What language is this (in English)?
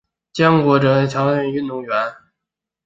Chinese